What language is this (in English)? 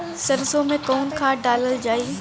Bhojpuri